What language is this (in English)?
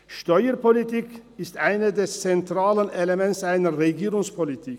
Swiss German